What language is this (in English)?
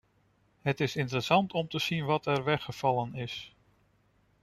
Dutch